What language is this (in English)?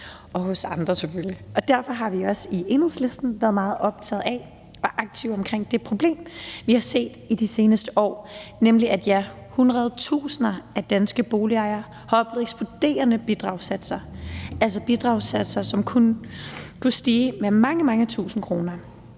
Danish